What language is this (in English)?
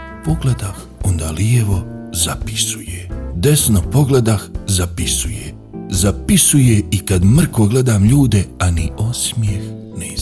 Croatian